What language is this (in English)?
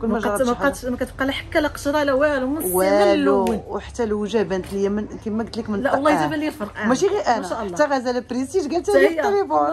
Arabic